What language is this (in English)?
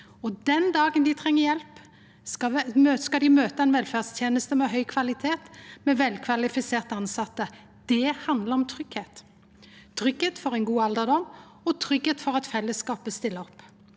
Norwegian